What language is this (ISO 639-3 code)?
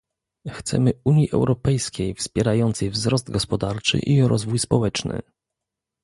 pol